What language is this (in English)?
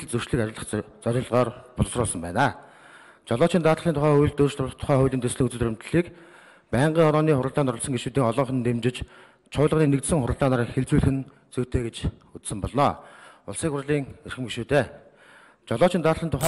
Dutch